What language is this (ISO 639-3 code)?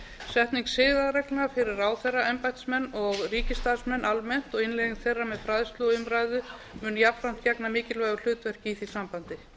isl